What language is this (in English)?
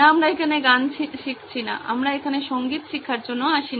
Bangla